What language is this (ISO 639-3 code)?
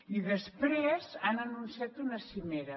cat